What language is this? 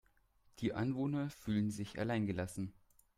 German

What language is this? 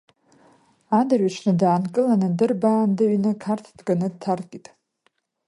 Abkhazian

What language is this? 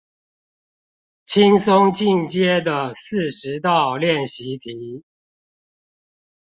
Chinese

